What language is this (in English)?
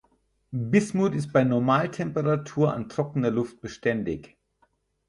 German